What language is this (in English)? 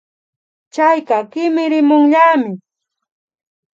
Imbabura Highland Quichua